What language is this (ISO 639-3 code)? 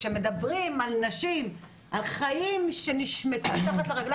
heb